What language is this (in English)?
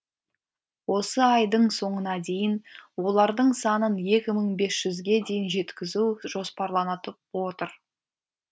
Kazakh